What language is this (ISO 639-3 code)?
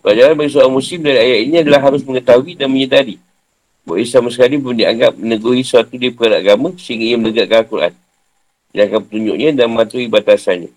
msa